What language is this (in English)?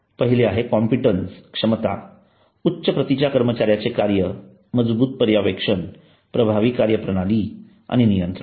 Marathi